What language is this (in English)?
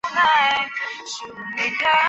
Chinese